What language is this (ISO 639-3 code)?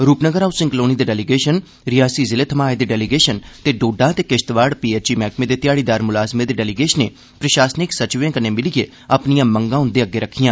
doi